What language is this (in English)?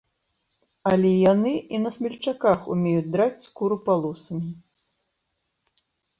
Belarusian